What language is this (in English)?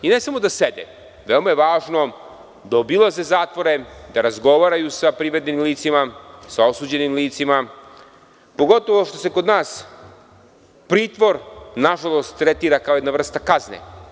Serbian